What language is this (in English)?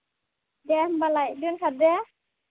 Bodo